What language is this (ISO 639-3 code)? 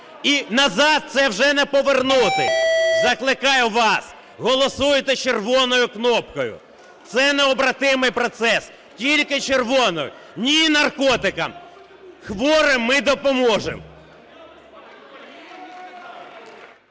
ukr